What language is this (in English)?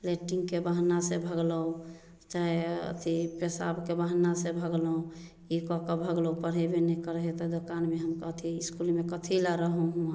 Maithili